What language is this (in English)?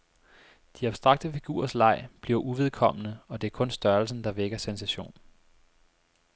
Danish